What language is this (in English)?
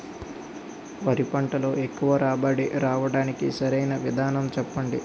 Telugu